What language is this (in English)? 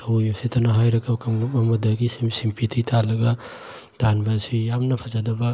Manipuri